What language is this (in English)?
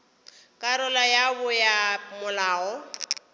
Northern Sotho